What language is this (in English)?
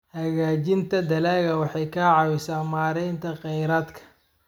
Somali